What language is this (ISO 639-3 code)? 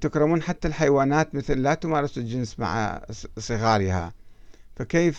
ara